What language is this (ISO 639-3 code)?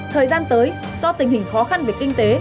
vie